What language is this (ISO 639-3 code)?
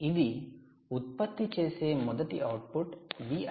tel